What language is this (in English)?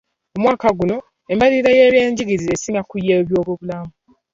Ganda